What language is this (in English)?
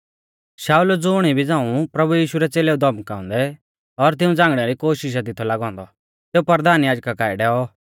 Mahasu Pahari